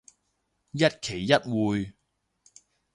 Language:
Cantonese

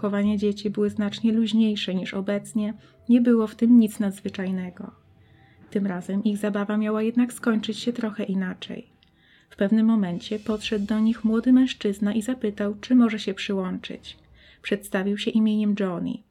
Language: Polish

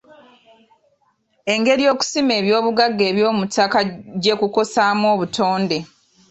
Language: Ganda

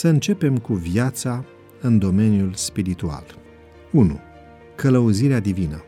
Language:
Romanian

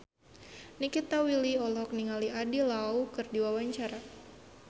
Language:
Sundanese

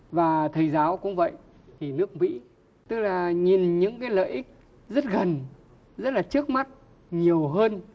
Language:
Vietnamese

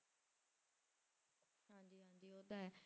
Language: Punjabi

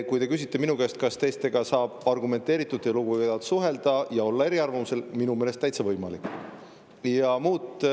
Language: Estonian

